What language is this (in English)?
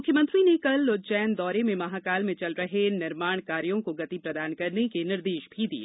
Hindi